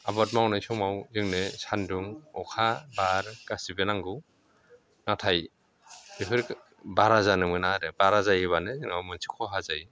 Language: Bodo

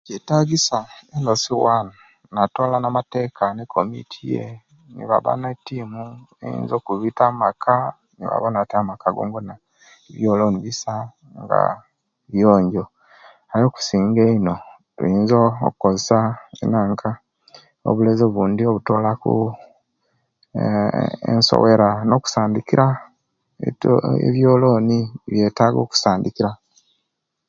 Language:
Kenyi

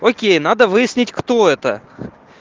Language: Russian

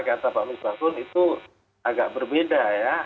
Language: Indonesian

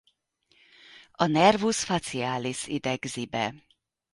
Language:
Hungarian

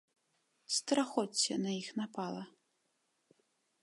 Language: Belarusian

